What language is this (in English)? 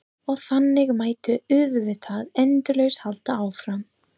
Icelandic